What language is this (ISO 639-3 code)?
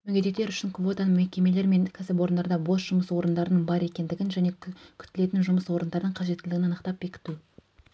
kaz